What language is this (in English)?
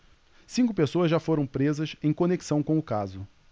Portuguese